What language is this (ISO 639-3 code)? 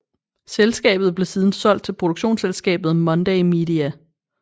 dan